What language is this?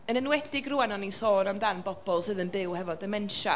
Welsh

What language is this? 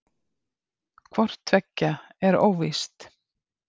Icelandic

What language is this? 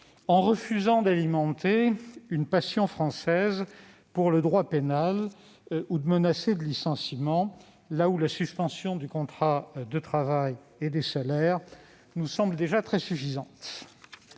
French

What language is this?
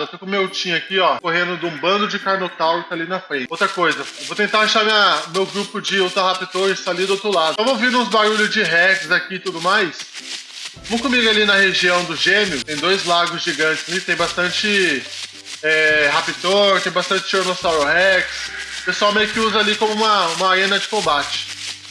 Portuguese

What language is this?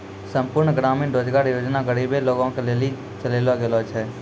Maithili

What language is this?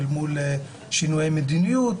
Hebrew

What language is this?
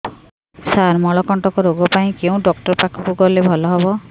Odia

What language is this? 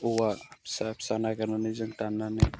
Bodo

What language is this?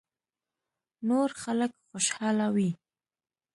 Pashto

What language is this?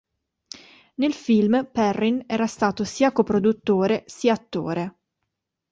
Italian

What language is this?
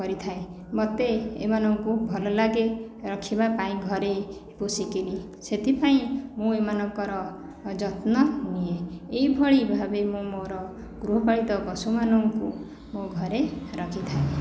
Odia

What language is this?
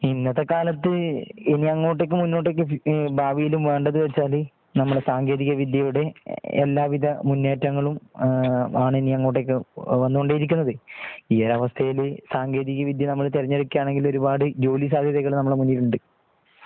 Malayalam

